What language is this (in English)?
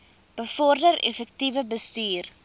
Afrikaans